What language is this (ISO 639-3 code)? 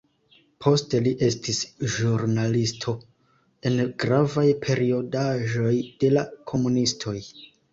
epo